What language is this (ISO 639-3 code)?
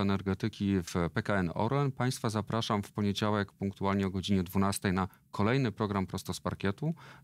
pol